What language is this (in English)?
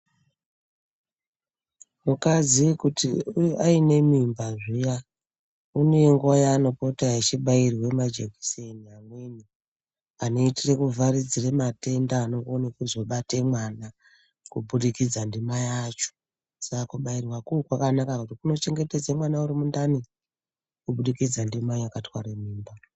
Ndau